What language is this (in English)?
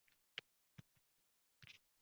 Uzbek